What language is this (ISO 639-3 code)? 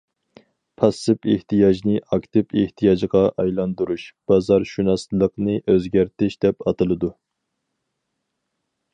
uig